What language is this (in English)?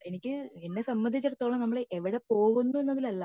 Malayalam